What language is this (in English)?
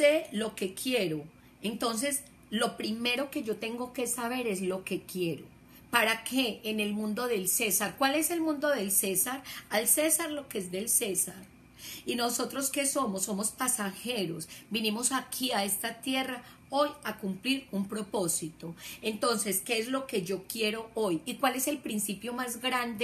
Spanish